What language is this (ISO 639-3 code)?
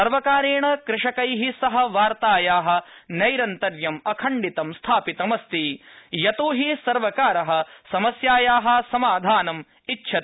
san